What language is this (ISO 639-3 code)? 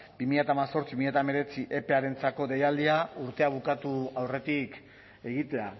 eus